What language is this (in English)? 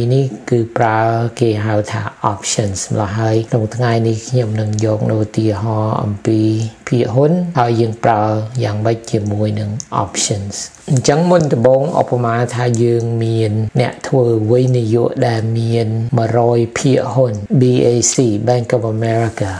Thai